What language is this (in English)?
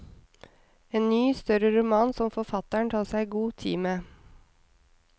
Norwegian